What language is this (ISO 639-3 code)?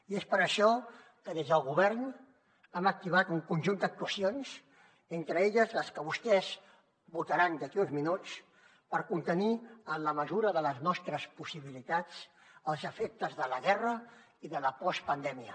cat